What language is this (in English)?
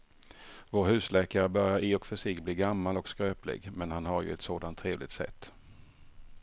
Swedish